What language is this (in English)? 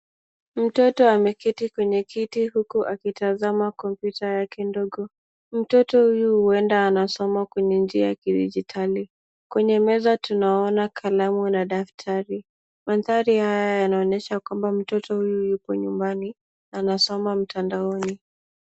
Swahili